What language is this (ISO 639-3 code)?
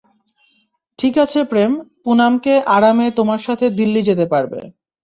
ben